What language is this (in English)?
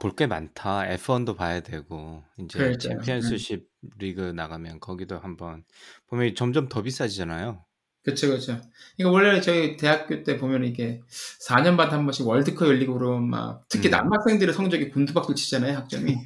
Korean